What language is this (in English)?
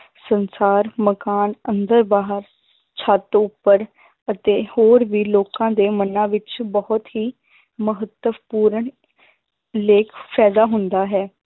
Punjabi